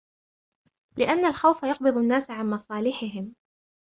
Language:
Arabic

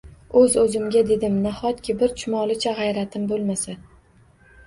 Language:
Uzbek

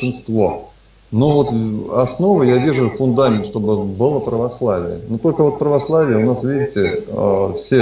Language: Russian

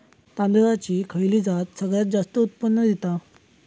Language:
Marathi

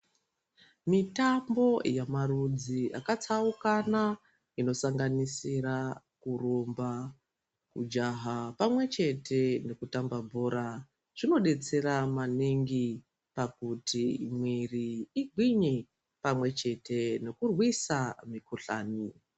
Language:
Ndau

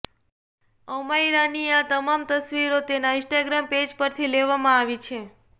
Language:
Gujarati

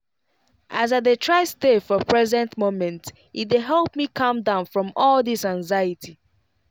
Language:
Nigerian Pidgin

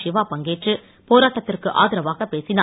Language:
Tamil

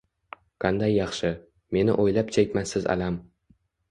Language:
Uzbek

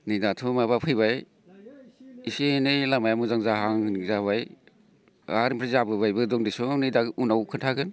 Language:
Bodo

